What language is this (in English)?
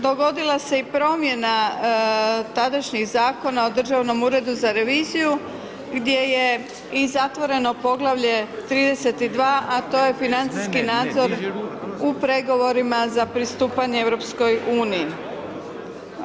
Croatian